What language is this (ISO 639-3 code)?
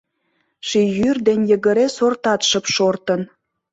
chm